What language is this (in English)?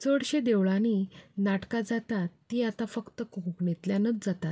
Konkani